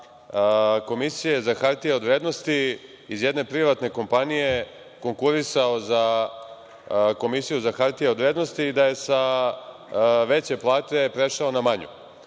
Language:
Serbian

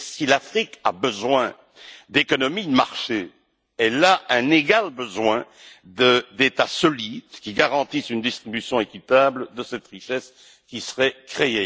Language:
French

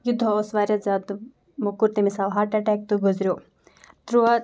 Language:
Kashmiri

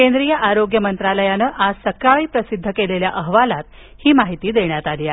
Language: Marathi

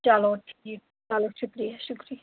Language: Kashmiri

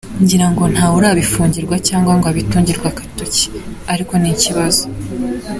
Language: Kinyarwanda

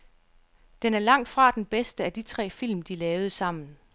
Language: Danish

